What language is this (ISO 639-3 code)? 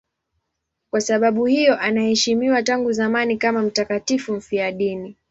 swa